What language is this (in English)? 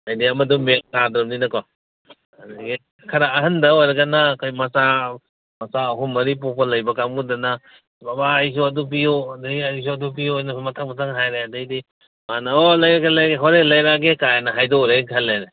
Manipuri